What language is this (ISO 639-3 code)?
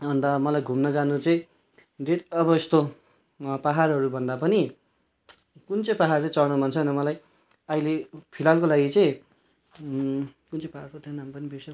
nep